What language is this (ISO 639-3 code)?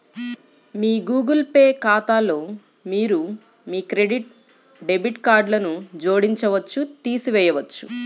tel